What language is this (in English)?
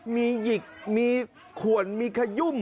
Thai